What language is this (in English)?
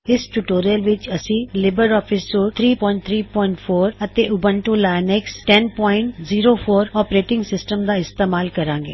Punjabi